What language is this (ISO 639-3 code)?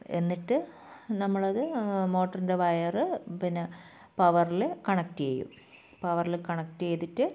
mal